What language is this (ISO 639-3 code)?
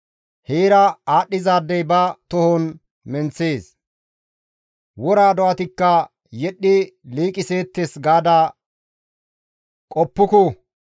gmv